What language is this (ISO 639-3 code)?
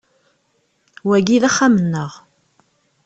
kab